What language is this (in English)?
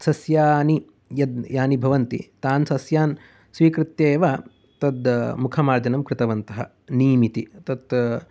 Sanskrit